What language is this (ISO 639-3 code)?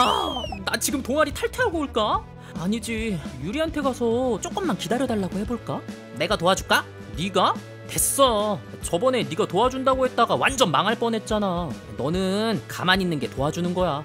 kor